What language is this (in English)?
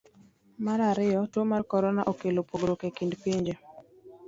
Luo (Kenya and Tanzania)